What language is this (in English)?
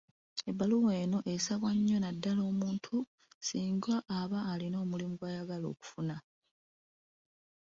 Ganda